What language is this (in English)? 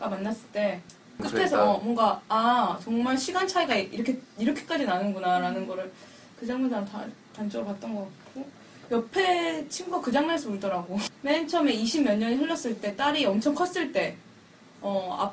Korean